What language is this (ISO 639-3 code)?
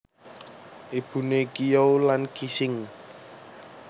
jav